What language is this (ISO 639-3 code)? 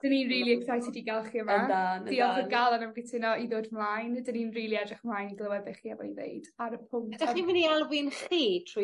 cym